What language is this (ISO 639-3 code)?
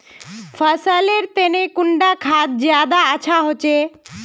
mag